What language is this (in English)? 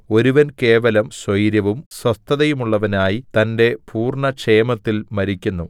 Malayalam